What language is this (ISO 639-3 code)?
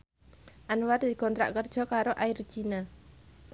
jav